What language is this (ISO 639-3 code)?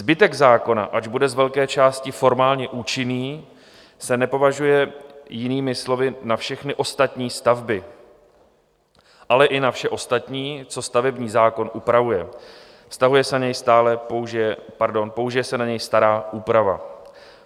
ces